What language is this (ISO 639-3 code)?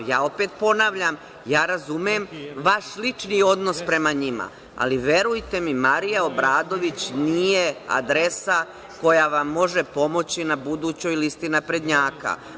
srp